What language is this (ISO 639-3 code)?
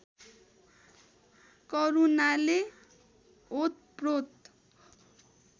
nep